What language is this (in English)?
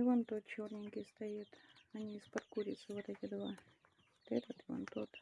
Russian